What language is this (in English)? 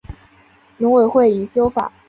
Chinese